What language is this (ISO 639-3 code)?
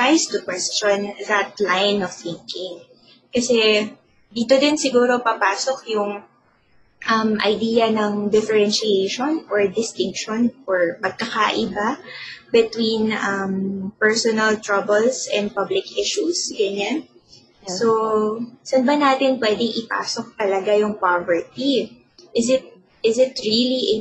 fil